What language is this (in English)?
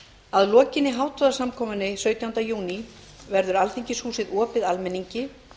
Icelandic